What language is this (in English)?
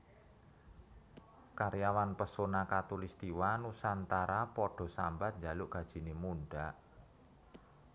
Javanese